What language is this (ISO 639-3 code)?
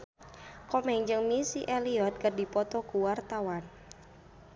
sun